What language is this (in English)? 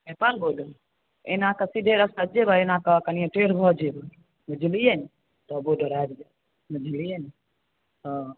Maithili